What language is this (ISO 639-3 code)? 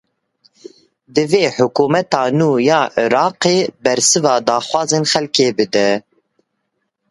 kur